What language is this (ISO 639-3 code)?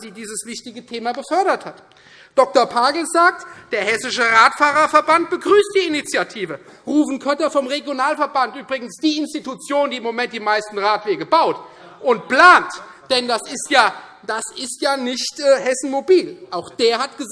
deu